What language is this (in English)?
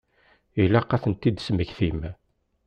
Kabyle